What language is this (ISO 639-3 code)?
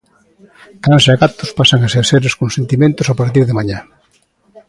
glg